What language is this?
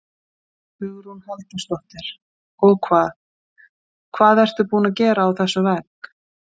Icelandic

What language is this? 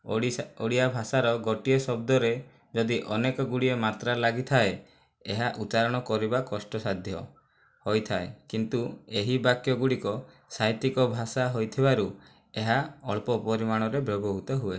Odia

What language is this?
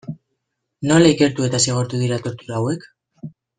Basque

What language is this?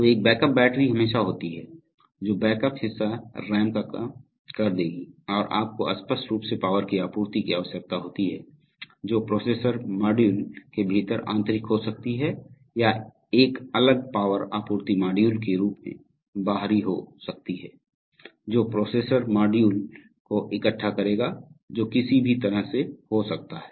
Hindi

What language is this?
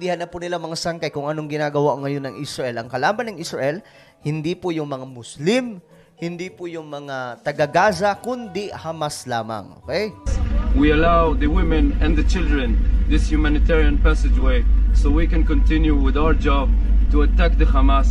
Filipino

